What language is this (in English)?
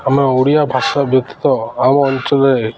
Odia